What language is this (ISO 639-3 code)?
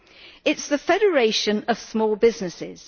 eng